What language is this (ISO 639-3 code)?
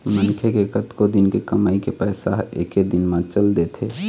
hne